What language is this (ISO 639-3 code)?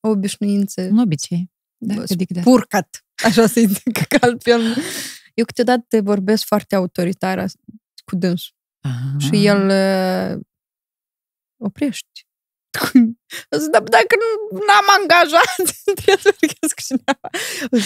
ron